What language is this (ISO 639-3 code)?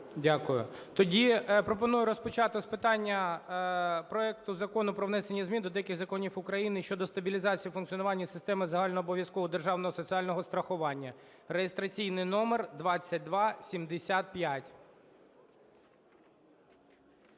ukr